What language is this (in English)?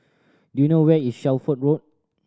English